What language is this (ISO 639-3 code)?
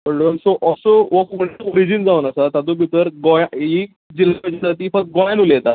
kok